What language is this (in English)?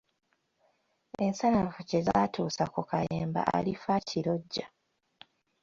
Ganda